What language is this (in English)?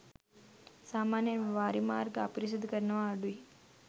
Sinhala